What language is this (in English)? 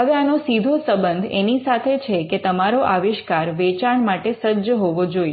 Gujarati